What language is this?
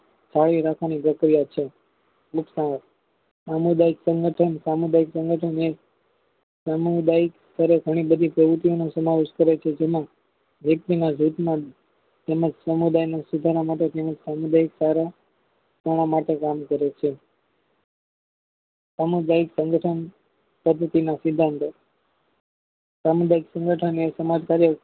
Gujarati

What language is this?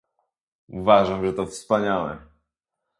Polish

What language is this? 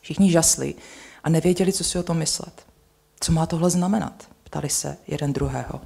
Czech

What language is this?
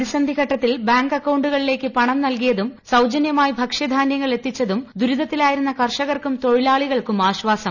Malayalam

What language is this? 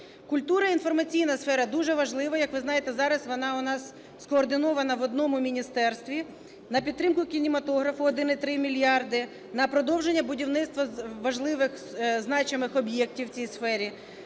Ukrainian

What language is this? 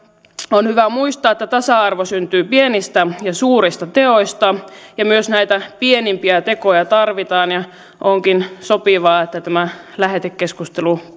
Finnish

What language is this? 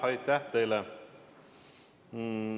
Estonian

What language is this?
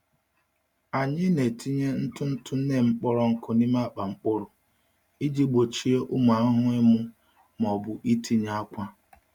Igbo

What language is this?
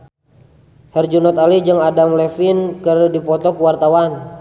Sundanese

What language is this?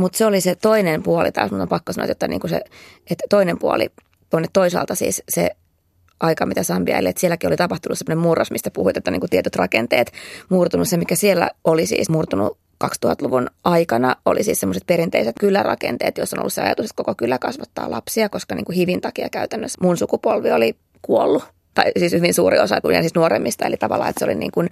Finnish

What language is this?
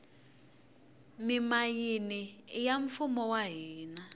Tsonga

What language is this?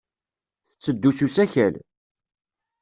Kabyle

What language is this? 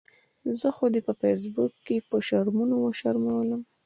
Pashto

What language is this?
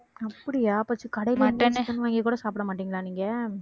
Tamil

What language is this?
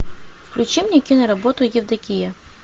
Russian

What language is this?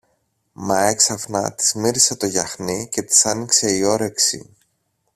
Greek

